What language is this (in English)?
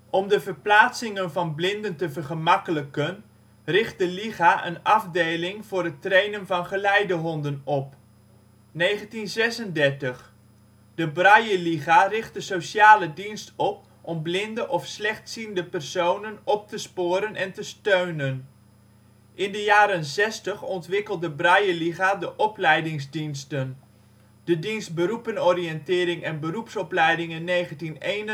Dutch